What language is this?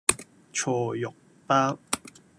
Cantonese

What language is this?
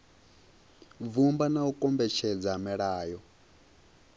Venda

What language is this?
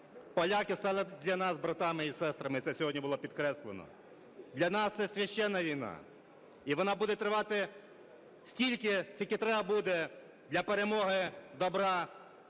Ukrainian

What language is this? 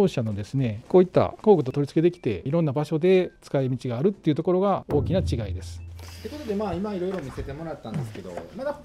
Japanese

